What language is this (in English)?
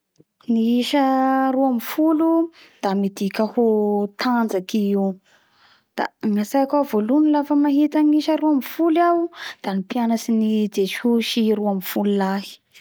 Bara Malagasy